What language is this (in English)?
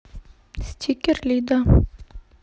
Russian